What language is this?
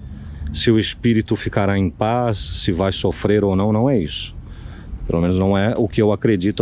Portuguese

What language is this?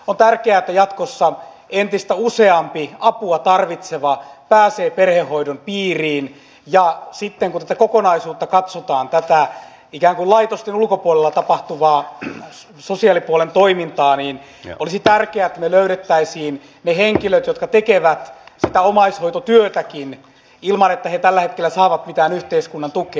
Finnish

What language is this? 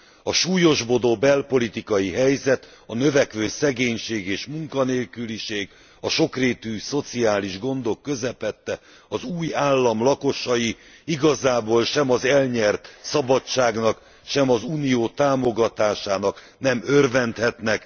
Hungarian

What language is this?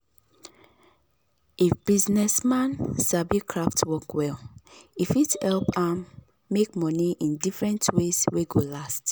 Nigerian Pidgin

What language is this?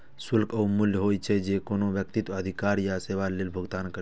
Maithili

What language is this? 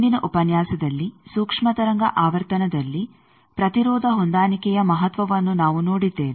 Kannada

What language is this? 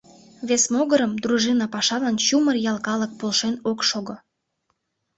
Mari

